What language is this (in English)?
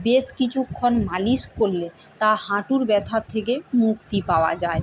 Bangla